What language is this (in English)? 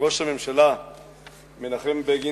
Hebrew